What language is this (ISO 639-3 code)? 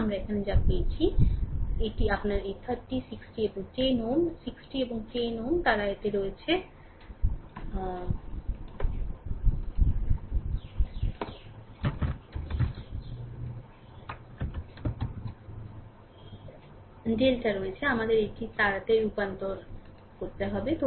ben